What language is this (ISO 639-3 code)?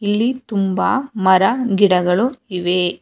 kan